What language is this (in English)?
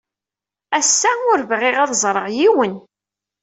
Kabyle